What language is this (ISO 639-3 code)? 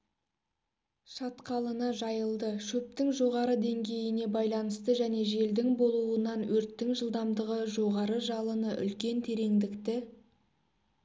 kaz